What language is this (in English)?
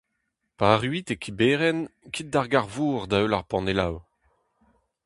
Breton